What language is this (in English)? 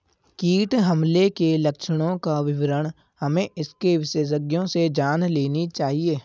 Hindi